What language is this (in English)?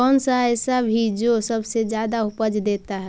Magahi